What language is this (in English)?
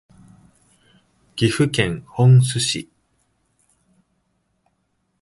Japanese